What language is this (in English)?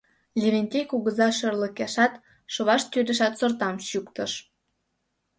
Mari